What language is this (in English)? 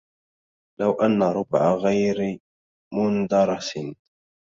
Arabic